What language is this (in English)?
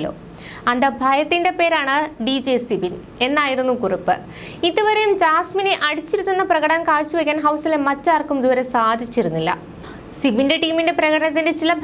Malayalam